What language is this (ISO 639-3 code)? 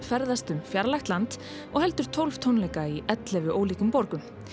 isl